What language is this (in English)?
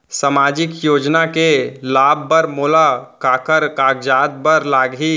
Chhattisgarhi